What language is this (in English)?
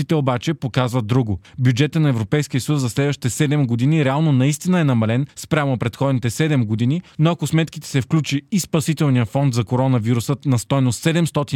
Bulgarian